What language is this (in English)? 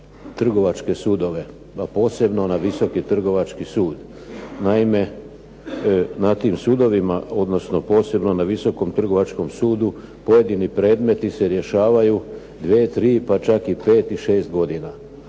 Croatian